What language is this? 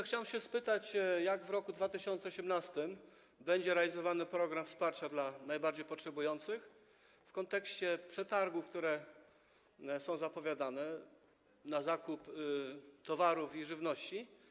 Polish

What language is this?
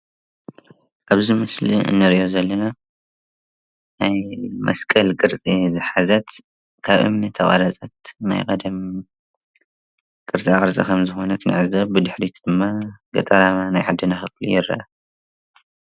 Tigrinya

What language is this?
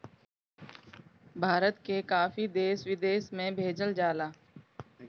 Bhojpuri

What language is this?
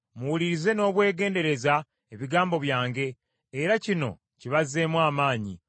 Ganda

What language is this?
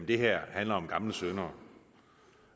Danish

